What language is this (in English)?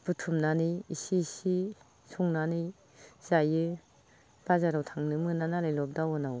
Bodo